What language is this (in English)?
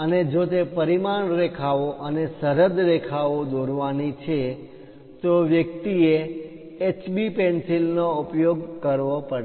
Gujarati